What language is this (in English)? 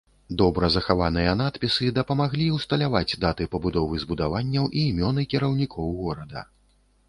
Belarusian